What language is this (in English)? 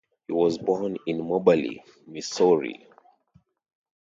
English